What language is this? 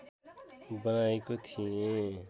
Nepali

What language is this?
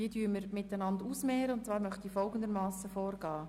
Swiss German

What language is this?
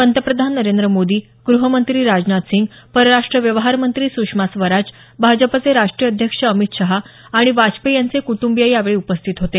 Marathi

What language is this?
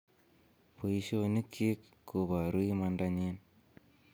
Kalenjin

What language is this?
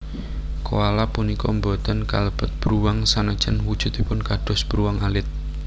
Javanese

